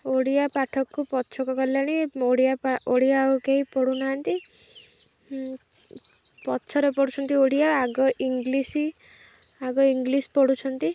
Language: Odia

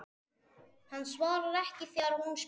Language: Icelandic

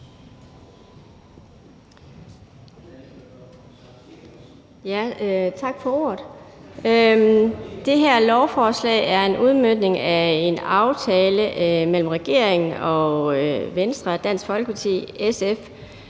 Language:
Danish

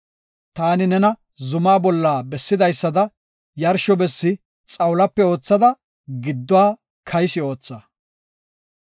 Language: Gofa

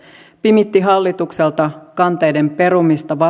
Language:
Finnish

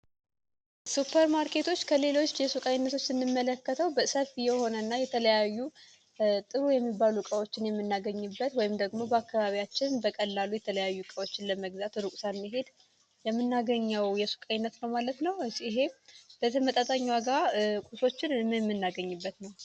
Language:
Amharic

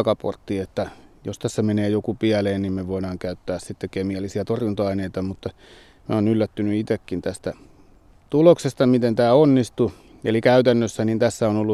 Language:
Finnish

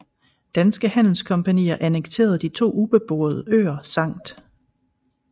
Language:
Danish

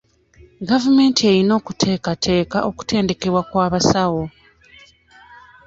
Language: Ganda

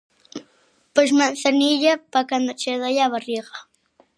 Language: Galician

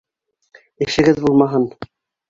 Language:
Bashkir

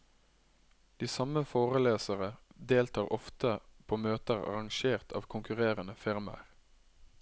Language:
Norwegian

